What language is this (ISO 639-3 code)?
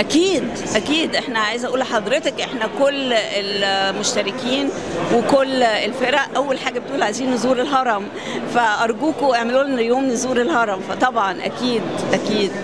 ara